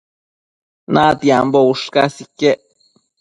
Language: Matsés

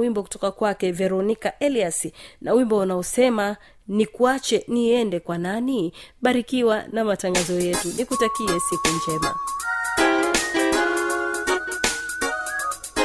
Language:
Swahili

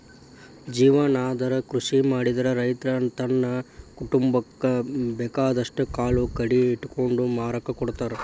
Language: Kannada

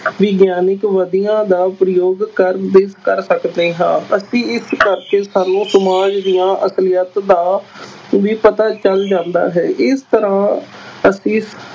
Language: Punjabi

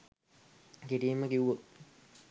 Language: Sinhala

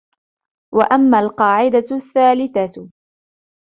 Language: Arabic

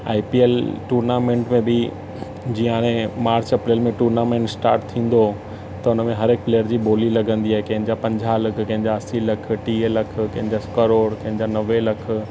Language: Sindhi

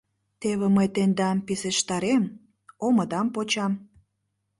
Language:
Mari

